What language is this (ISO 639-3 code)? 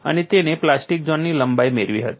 guj